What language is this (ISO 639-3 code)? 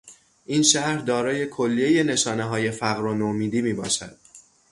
fas